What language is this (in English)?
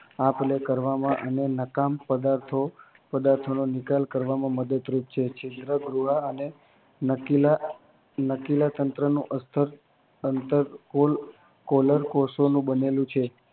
Gujarati